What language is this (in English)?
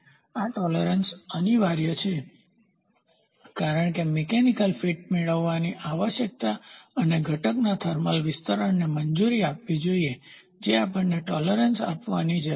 Gujarati